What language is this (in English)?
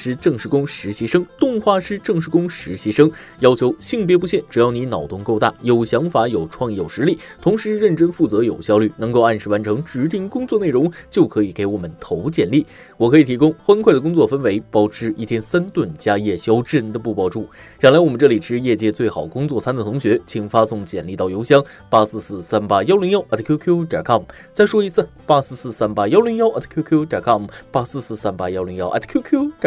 Chinese